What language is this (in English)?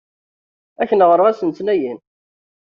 Kabyle